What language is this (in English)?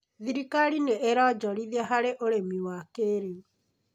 Kikuyu